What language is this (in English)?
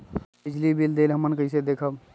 Magahi